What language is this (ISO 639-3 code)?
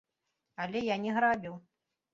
bel